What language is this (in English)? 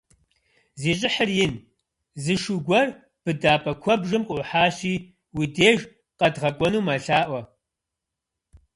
Kabardian